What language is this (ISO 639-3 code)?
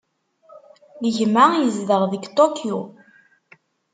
kab